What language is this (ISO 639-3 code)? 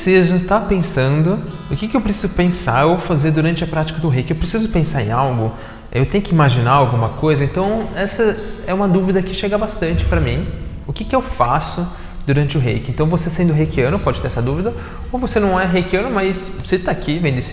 por